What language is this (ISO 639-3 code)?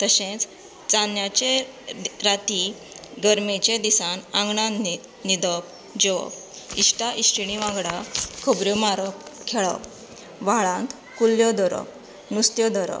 kok